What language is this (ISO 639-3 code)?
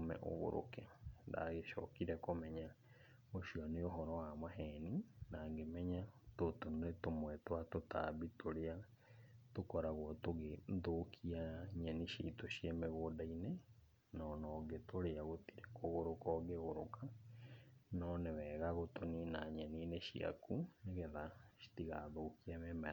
kik